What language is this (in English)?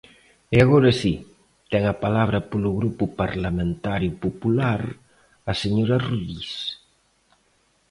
Galician